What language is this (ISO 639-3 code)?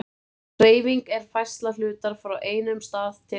isl